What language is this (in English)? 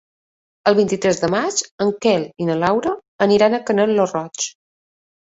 Catalan